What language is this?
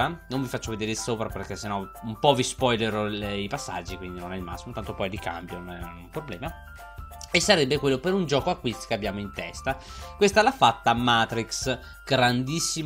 Italian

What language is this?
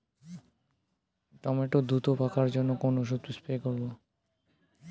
Bangla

